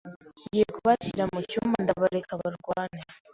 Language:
Kinyarwanda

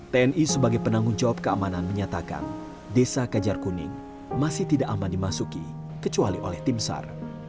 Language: Indonesian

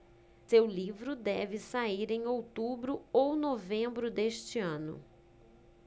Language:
Portuguese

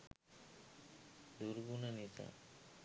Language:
Sinhala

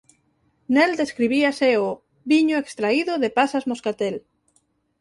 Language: Galician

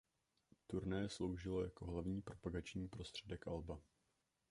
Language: Czech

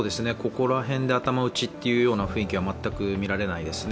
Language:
Japanese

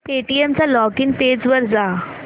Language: Marathi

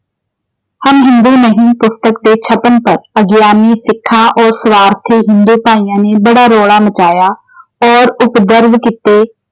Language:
Punjabi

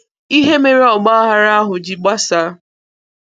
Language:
Igbo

